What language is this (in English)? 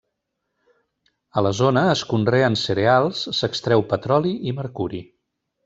Catalan